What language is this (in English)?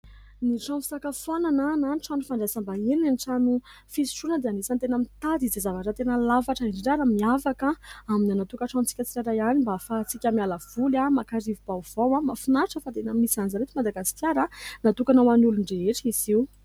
Malagasy